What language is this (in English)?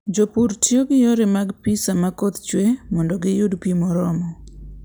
Luo (Kenya and Tanzania)